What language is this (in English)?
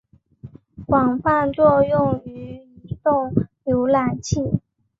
Chinese